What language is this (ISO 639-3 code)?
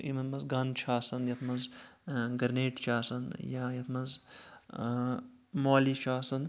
kas